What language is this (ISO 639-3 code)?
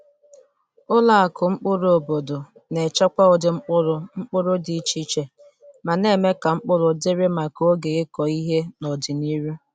ibo